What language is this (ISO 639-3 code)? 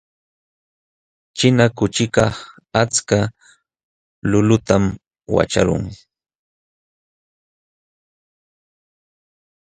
qxw